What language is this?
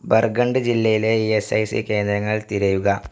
Malayalam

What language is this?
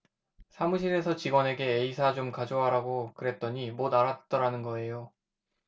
Korean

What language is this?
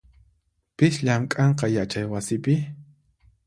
Puno Quechua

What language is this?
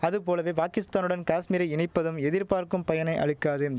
Tamil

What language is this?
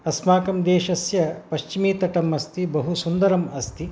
Sanskrit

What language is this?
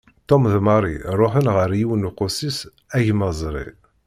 Kabyle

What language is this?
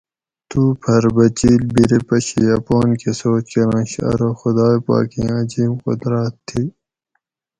Gawri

